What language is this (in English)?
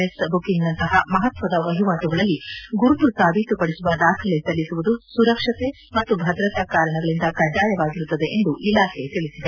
Kannada